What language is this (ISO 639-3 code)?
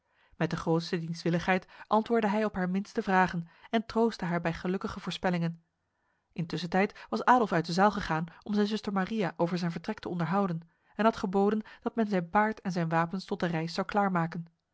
nld